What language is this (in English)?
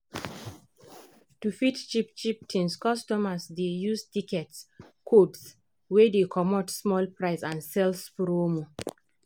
Nigerian Pidgin